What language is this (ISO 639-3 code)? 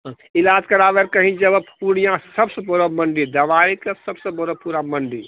mai